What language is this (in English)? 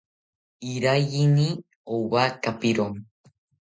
South Ucayali Ashéninka